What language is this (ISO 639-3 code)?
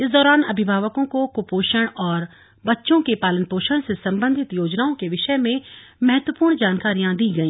hin